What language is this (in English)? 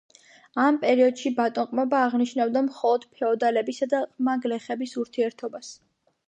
Georgian